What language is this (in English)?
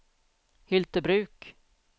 Swedish